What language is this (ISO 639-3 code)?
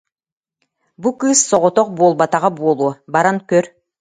sah